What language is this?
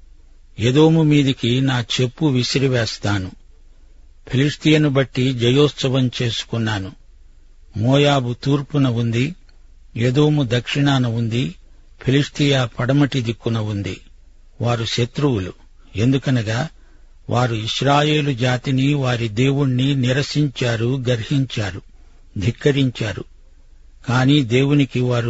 Telugu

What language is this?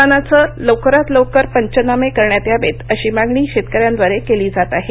Marathi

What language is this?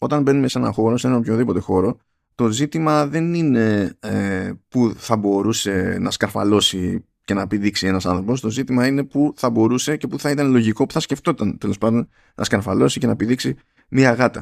Greek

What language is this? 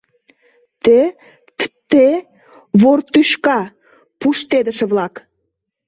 Mari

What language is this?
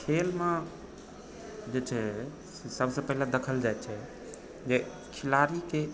Maithili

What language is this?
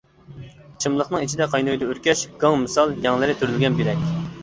Uyghur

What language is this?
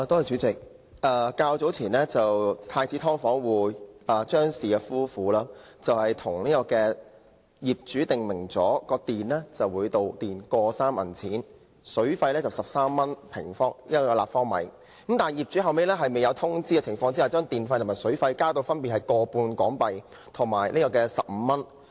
Cantonese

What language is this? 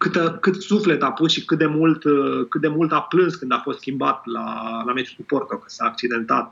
Romanian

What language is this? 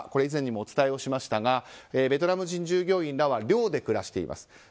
Japanese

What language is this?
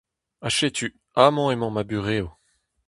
Breton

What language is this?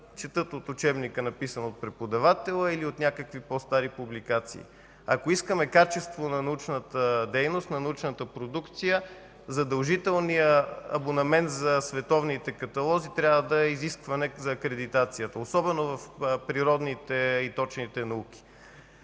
Bulgarian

